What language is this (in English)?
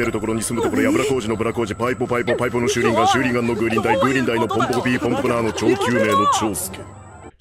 Japanese